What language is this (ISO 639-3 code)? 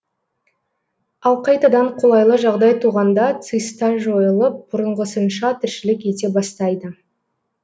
kaz